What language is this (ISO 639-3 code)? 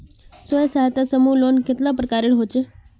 mag